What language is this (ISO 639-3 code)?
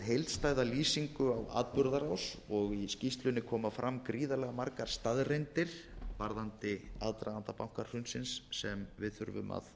isl